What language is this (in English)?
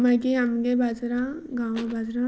Konkani